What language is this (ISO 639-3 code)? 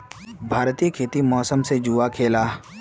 mag